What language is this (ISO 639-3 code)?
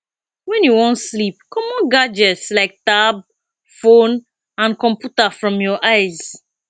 pcm